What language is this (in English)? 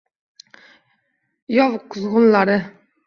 Uzbek